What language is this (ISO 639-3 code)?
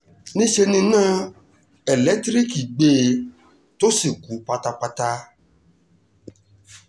yor